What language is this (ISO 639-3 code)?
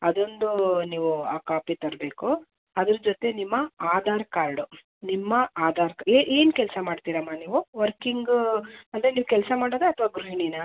kan